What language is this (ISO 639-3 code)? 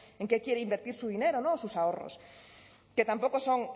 spa